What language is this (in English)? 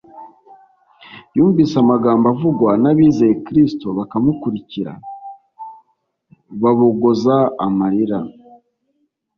Kinyarwanda